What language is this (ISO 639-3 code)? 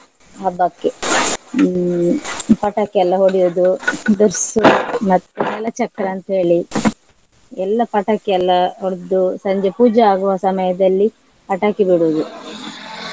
kan